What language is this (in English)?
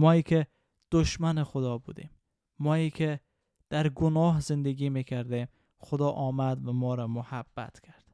Persian